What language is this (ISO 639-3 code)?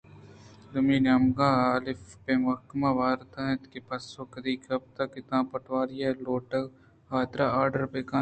bgp